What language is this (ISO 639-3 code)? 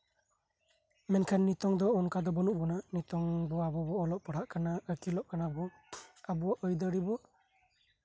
sat